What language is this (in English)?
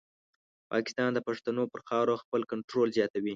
Pashto